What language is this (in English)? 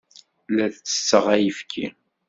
Kabyle